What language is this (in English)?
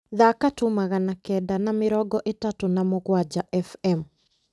Kikuyu